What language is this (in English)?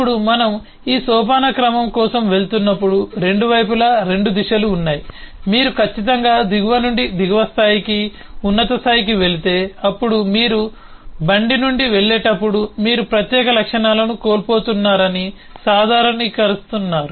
Telugu